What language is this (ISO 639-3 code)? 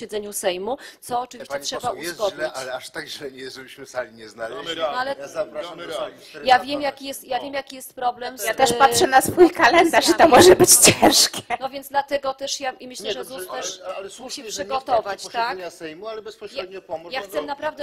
pol